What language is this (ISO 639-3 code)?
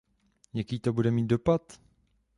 ces